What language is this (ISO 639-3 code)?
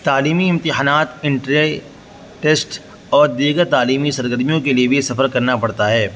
urd